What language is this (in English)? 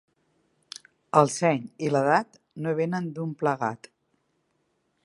Catalan